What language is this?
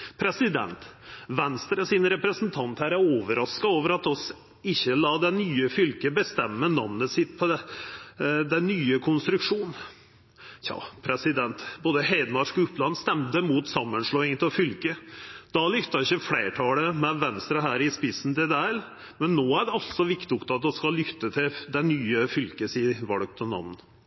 Norwegian Nynorsk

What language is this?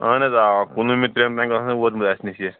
Kashmiri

